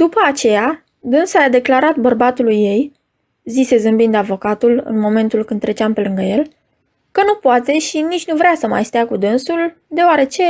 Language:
Romanian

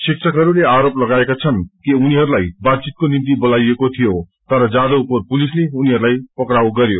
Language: Nepali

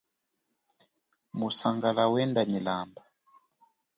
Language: Chokwe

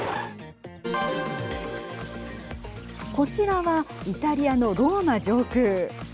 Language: Japanese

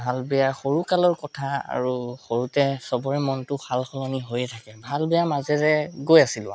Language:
Assamese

